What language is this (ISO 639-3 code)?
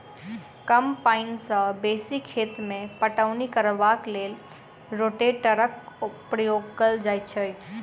mai